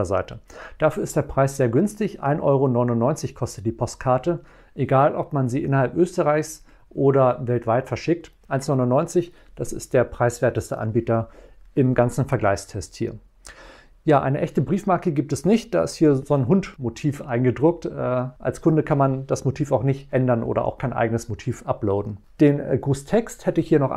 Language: German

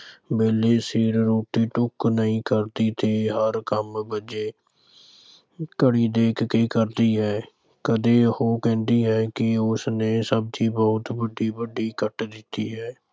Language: Punjabi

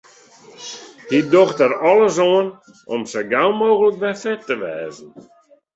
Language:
Western Frisian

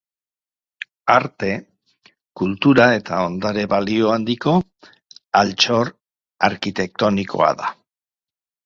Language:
Basque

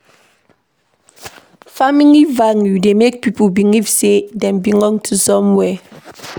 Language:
Nigerian Pidgin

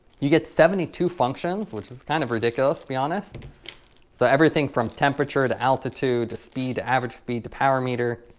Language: English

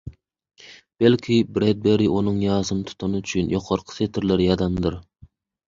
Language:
Turkmen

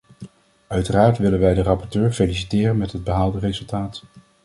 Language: Dutch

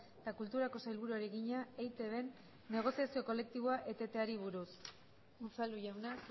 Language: Basque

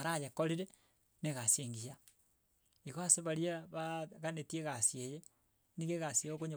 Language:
Gusii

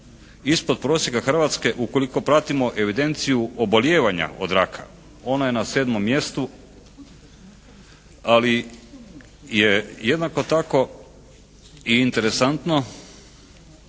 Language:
Croatian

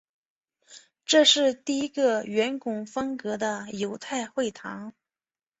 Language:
Chinese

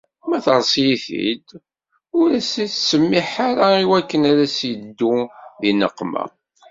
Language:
Kabyle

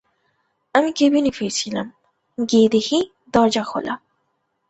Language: Bangla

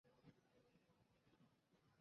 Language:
Chinese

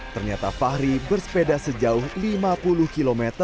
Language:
Indonesian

